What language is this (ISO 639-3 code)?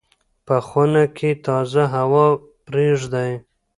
pus